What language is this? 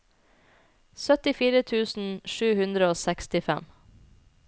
Norwegian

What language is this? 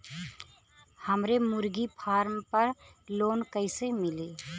Bhojpuri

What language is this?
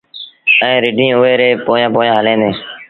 Sindhi Bhil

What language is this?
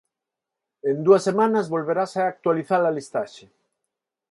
Galician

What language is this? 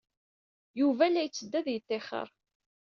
Kabyle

